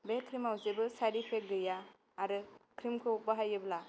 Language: Bodo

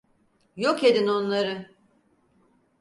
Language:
Turkish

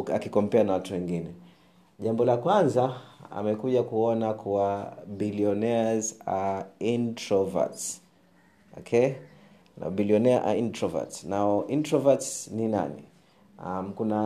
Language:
Swahili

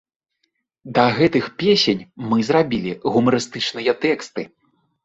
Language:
Belarusian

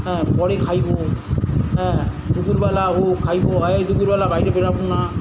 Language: Bangla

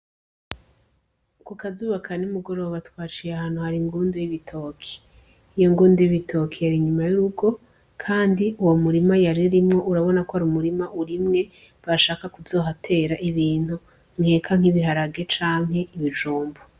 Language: Rundi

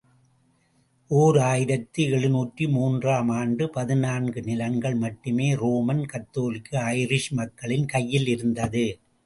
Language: Tamil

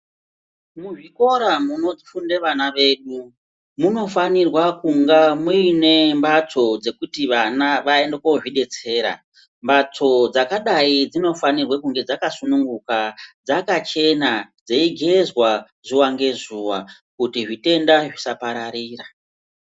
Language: Ndau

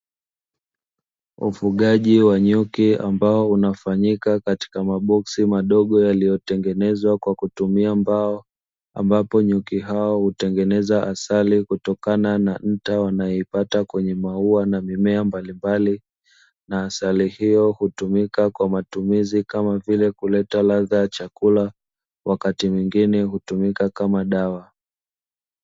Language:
Swahili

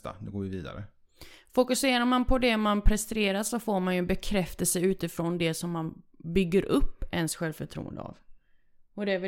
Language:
Swedish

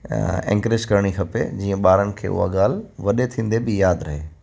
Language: Sindhi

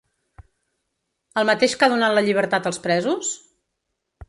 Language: Catalan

